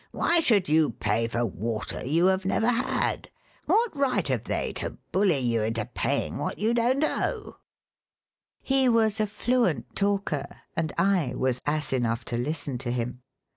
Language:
English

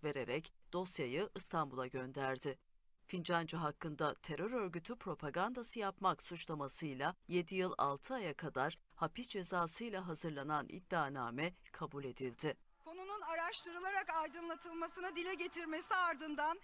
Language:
Turkish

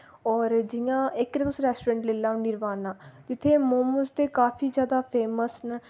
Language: Dogri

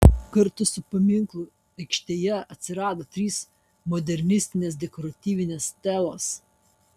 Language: Lithuanian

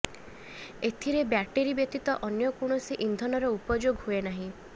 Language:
Odia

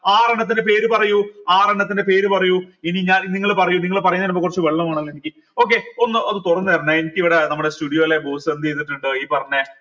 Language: Malayalam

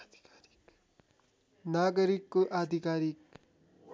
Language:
Nepali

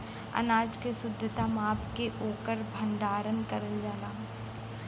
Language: Bhojpuri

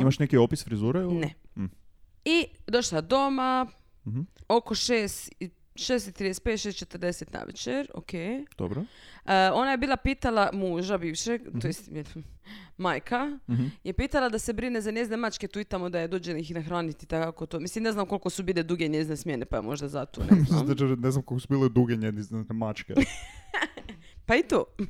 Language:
Croatian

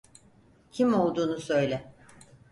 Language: Turkish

